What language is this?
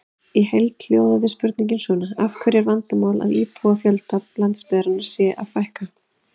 Icelandic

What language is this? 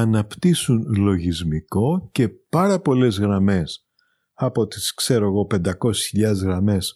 Greek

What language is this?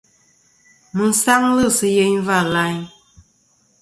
Kom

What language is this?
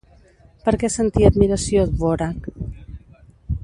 Catalan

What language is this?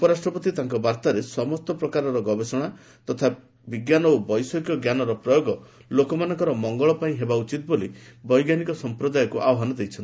Odia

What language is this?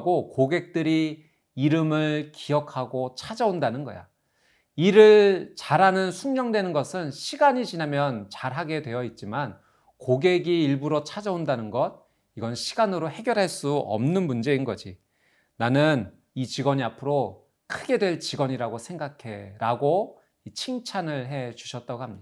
Korean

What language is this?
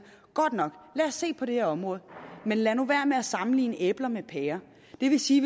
Danish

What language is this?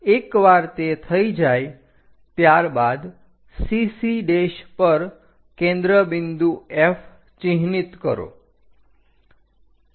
Gujarati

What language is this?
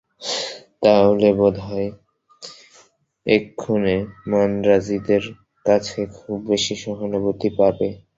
Bangla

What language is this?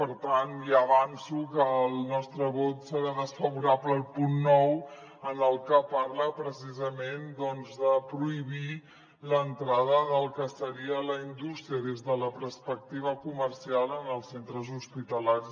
Catalan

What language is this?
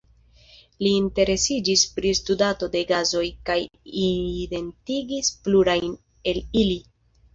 Esperanto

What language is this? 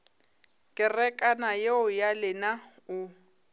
Northern Sotho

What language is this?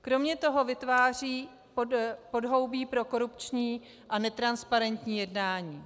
Czech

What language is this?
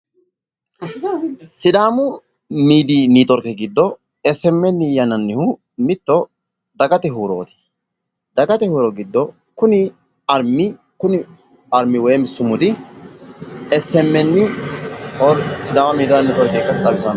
Sidamo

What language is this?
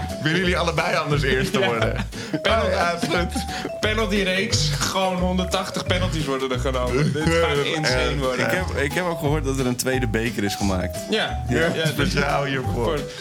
Dutch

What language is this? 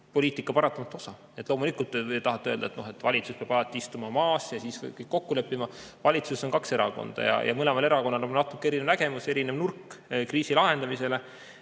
Estonian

